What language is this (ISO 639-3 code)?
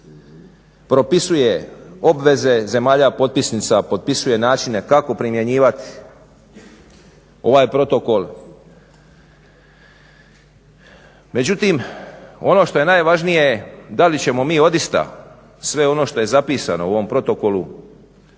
hrv